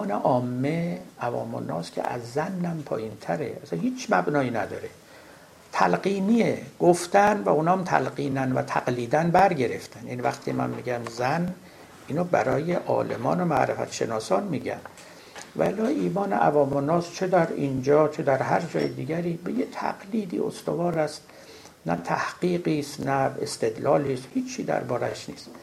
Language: Persian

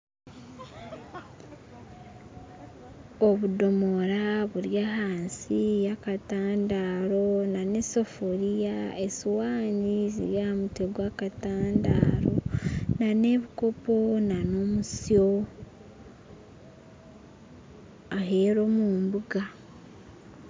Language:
Nyankole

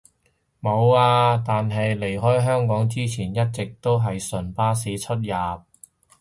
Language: Cantonese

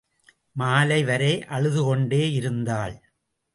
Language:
Tamil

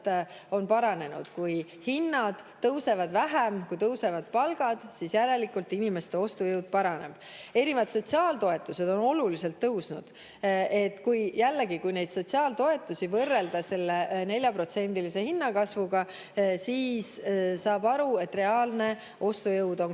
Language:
Estonian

